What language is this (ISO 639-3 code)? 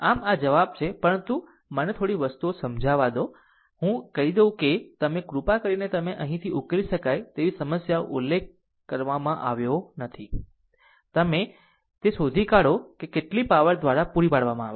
guj